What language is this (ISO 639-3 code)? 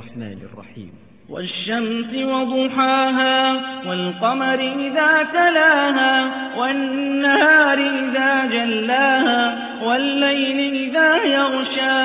ara